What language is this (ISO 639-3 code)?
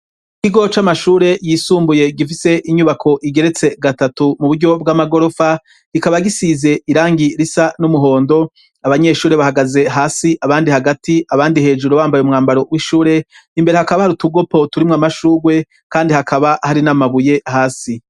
run